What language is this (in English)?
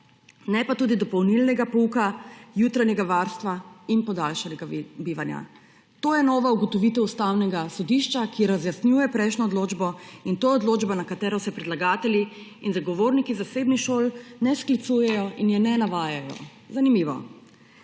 Slovenian